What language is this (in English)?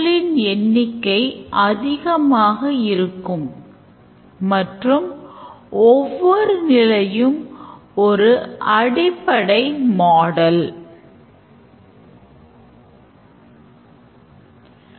Tamil